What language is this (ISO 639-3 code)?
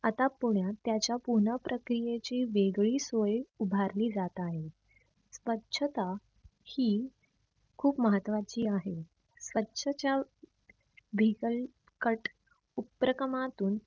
mar